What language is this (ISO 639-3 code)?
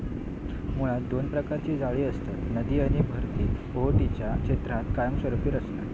mar